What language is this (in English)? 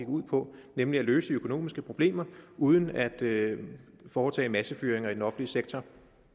Danish